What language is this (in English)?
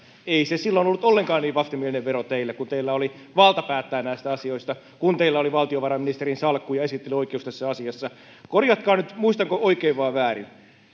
Finnish